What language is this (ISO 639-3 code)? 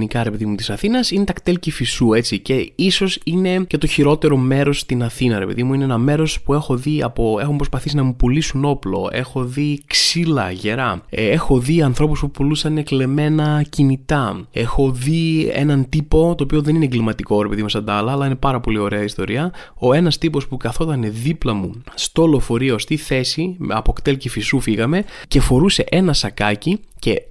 ell